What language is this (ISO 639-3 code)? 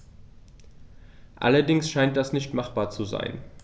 deu